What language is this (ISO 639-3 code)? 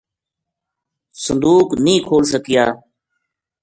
gju